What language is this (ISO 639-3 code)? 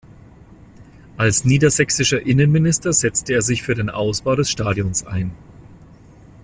deu